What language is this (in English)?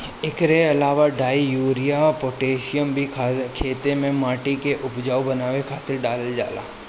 Bhojpuri